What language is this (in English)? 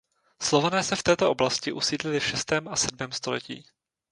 Czech